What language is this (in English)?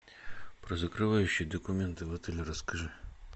Russian